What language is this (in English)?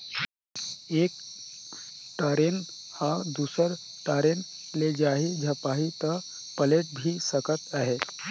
Chhattisgarhi